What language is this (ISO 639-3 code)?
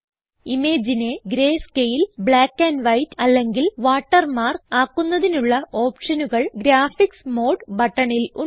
mal